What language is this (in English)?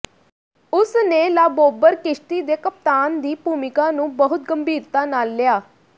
Punjabi